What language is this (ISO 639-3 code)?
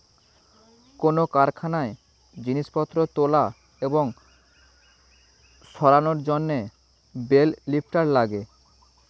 ben